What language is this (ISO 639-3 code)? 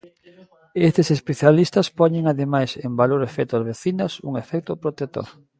glg